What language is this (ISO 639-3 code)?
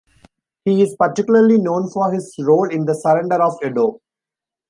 eng